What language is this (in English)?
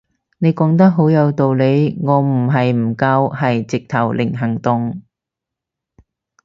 Cantonese